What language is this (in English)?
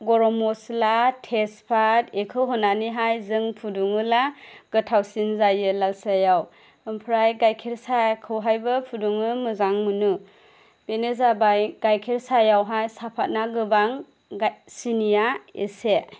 Bodo